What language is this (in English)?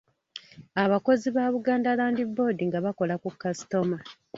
Ganda